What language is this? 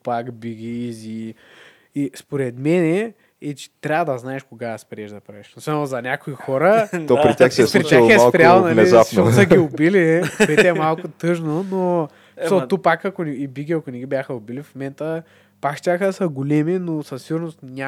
Bulgarian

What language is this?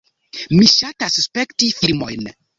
Esperanto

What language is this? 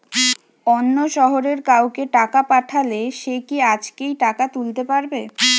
Bangla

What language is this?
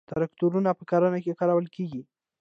Pashto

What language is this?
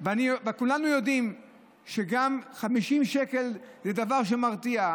Hebrew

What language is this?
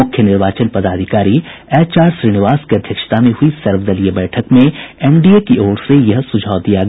Hindi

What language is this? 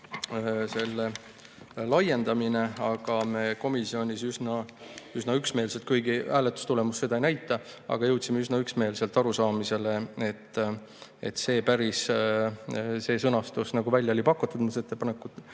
Estonian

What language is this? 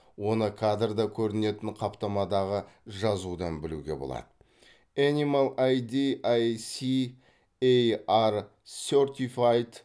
Kazakh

